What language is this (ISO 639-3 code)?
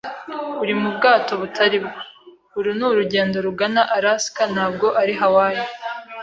kin